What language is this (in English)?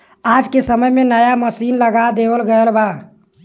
Bhojpuri